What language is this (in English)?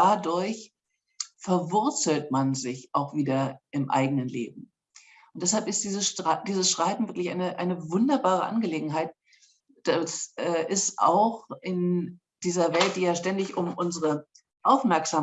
German